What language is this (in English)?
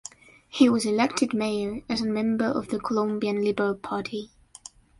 English